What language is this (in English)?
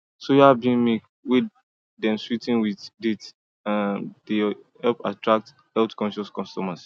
Nigerian Pidgin